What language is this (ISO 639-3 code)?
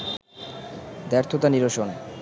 ben